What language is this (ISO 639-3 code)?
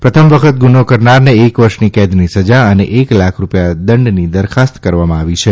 guj